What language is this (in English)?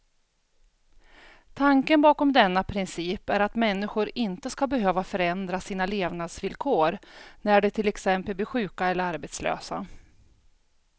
Swedish